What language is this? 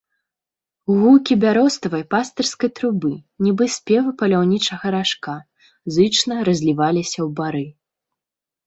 Belarusian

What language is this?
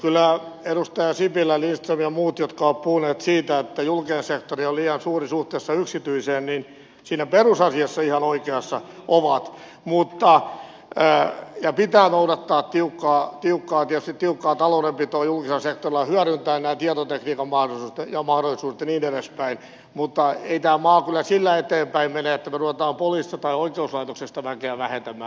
Finnish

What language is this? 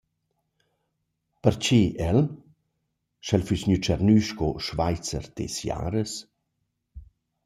Romansh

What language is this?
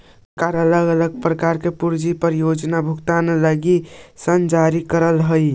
Magahi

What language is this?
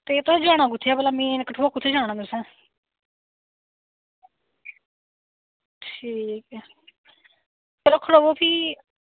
Dogri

